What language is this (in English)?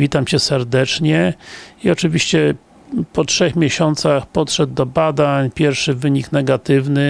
Polish